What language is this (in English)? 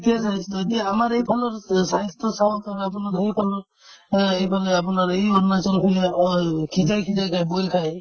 Assamese